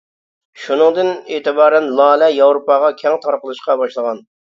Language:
Uyghur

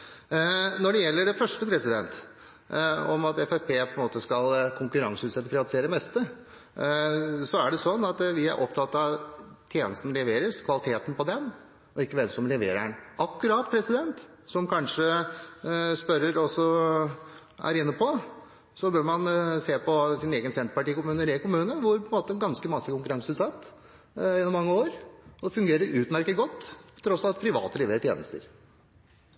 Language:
Norwegian Bokmål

